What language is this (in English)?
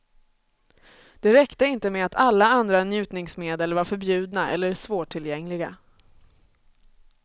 Swedish